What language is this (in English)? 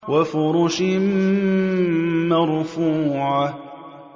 Arabic